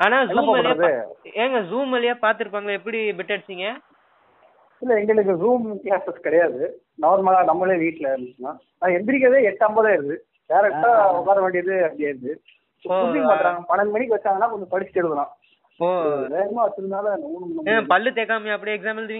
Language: Tamil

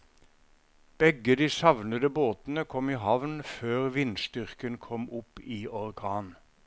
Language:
Norwegian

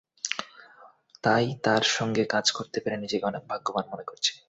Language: Bangla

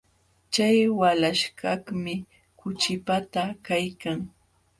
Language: Jauja Wanca Quechua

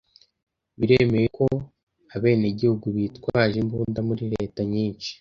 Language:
Kinyarwanda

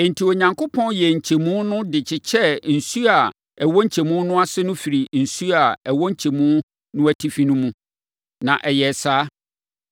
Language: Akan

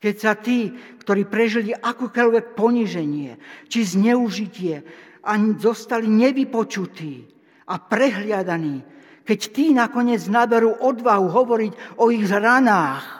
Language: Slovak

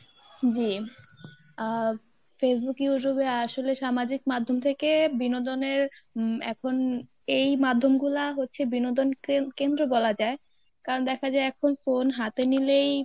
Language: Bangla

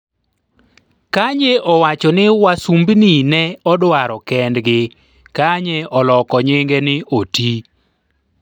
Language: Luo (Kenya and Tanzania)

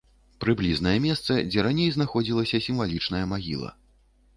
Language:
Belarusian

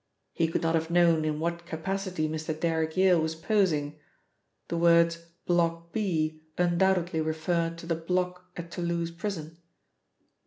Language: English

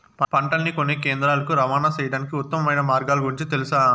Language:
Telugu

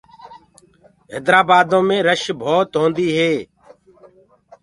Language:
Gurgula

